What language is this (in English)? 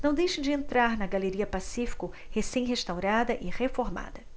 Portuguese